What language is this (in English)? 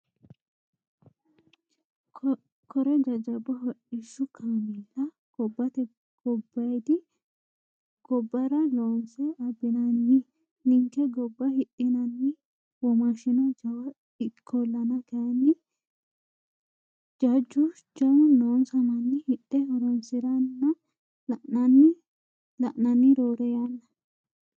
Sidamo